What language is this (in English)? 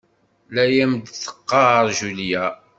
Kabyle